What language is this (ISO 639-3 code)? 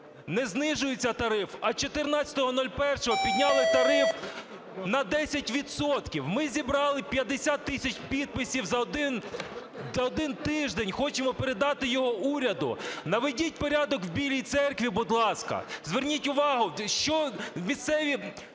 ukr